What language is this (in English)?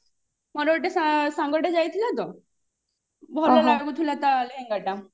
Odia